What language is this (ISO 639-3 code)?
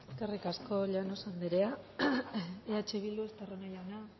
eus